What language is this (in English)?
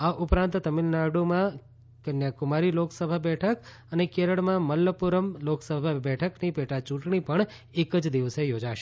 Gujarati